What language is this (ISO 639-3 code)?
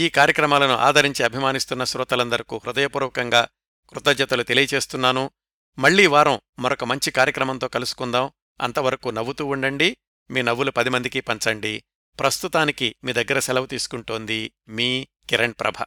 tel